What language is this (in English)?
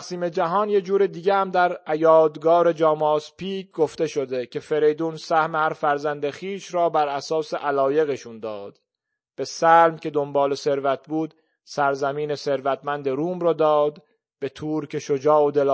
Persian